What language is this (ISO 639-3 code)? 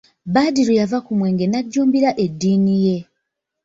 lug